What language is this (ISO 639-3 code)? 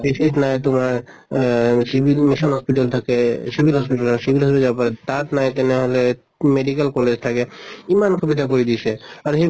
asm